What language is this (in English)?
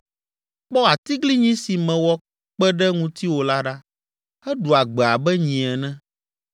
Ewe